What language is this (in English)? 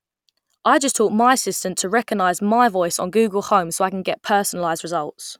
English